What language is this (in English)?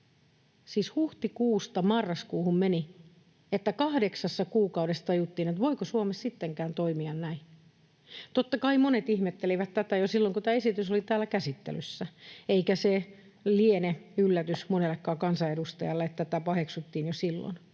Finnish